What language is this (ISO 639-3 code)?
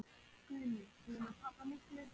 isl